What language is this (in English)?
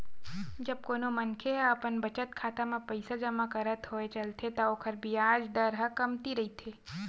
Chhattisgarhi